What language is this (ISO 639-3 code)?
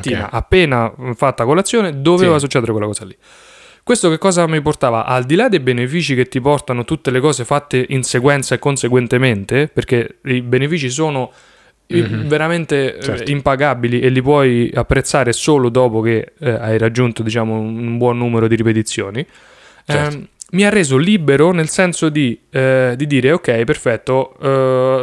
ita